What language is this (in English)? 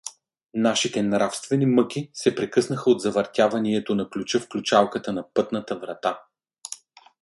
Bulgarian